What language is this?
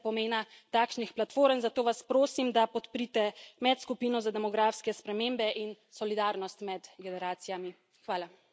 Slovenian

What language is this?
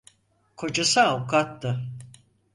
Turkish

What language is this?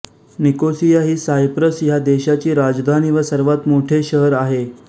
Marathi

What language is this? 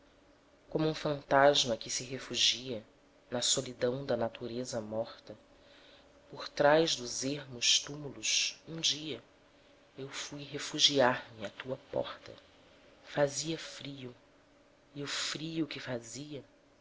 Portuguese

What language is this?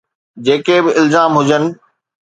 Sindhi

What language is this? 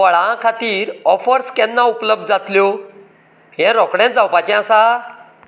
Konkani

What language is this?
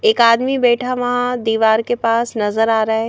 Hindi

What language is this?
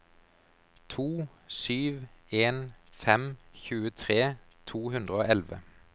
Norwegian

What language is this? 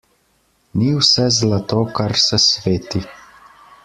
Slovenian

